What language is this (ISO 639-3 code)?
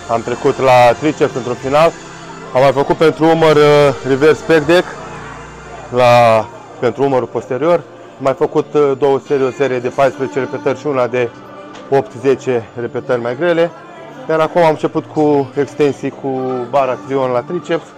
ron